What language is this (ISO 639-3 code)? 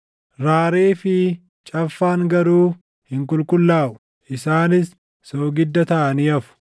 orm